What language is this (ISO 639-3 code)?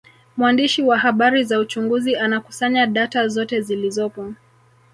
swa